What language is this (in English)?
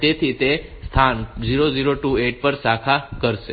Gujarati